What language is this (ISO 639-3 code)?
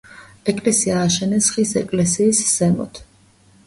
kat